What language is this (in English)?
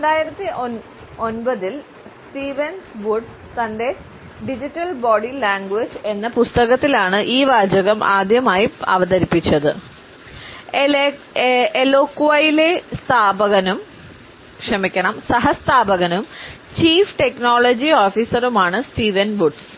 Malayalam